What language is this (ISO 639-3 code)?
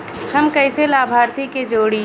bho